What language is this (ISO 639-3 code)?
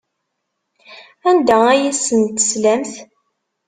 kab